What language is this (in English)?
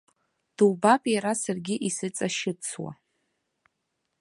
Abkhazian